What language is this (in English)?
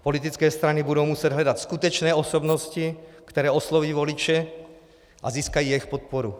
Czech